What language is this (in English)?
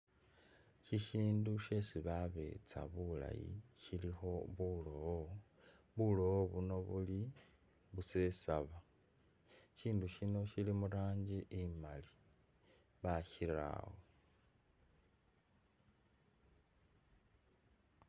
Masaaba